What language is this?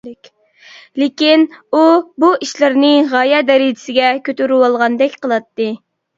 Uyghur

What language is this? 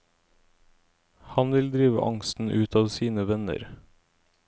Norwegian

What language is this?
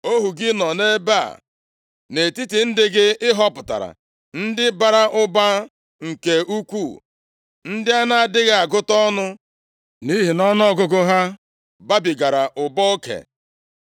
Igbo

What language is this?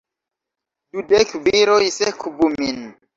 Esperanto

